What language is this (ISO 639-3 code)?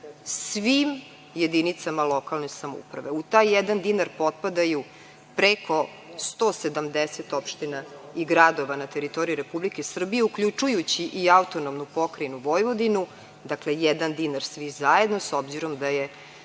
srp